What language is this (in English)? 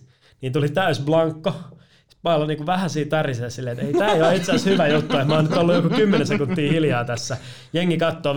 Finnish